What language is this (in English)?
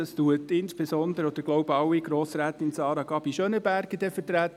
Swiss German